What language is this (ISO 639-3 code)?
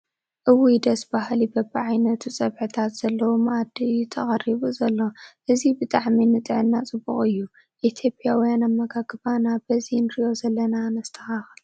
tir